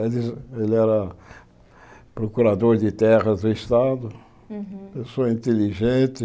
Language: Portuguese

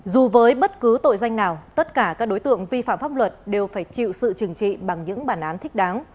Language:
Vietnamese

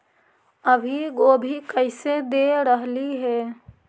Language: Magahi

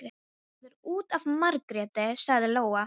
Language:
Icelandic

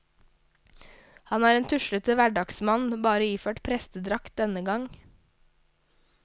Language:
Norwegian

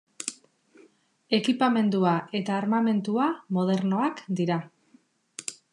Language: Basque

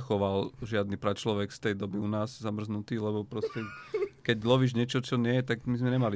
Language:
Slovak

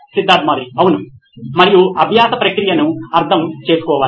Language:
Telugu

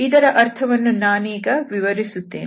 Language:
Kannada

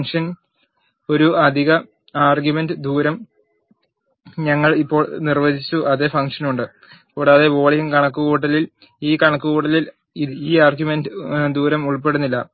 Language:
Malayalam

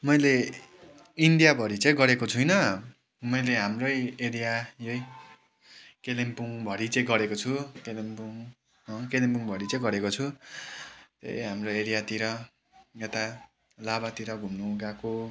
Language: Nepali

